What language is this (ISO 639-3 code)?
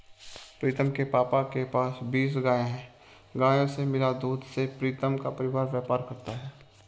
hin